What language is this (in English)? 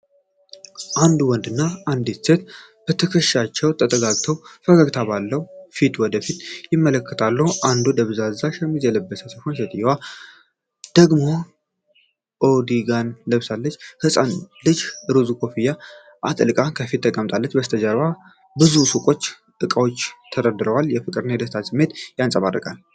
Amharic